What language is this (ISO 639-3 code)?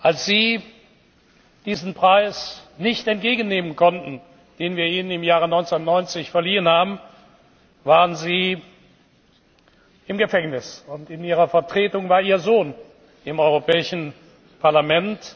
deu